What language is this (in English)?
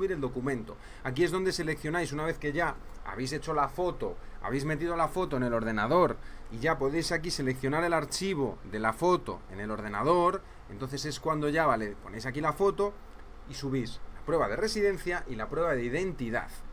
Spanish